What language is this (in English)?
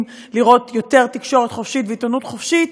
Hebrew